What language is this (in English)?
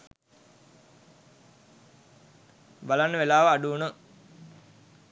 Sinhala